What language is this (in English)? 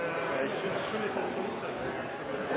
Norwegian Bokmål